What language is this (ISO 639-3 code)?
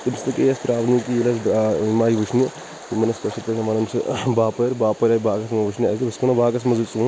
kas